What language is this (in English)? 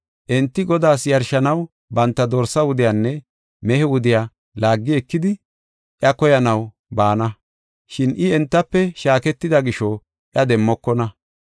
Gofa